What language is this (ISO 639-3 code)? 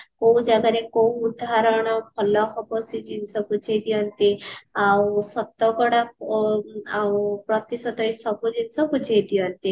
ori